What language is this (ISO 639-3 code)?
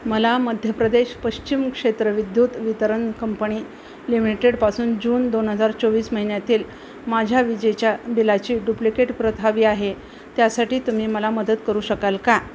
mar